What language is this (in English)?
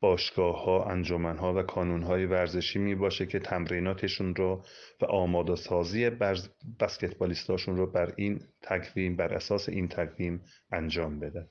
Persian